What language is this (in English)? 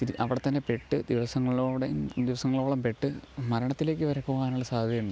Malayalam